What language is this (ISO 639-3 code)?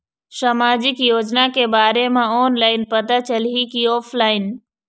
hne